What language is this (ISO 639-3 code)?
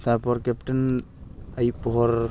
sat